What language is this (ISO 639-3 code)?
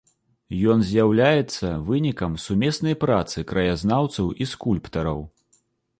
bel